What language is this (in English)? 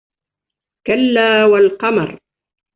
Arabic